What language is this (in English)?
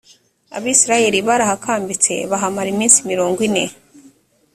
Kinyarwanda